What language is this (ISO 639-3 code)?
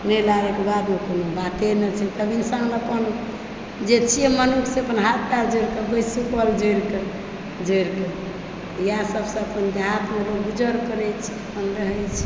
mai